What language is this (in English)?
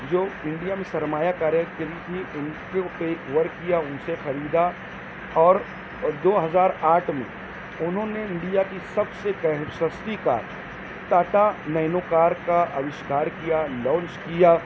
Urdu